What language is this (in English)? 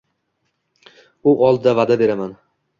Uzbek